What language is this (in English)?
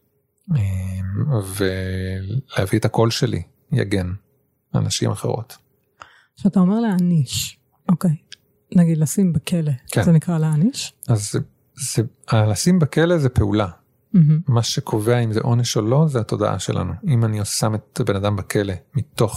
Hebrew